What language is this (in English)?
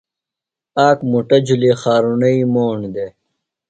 Phalura